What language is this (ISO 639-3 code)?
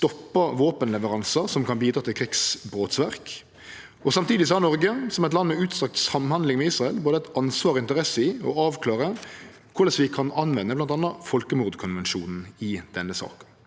nor